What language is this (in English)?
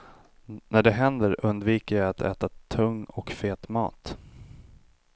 Swedish